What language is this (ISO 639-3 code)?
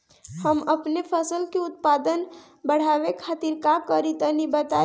bho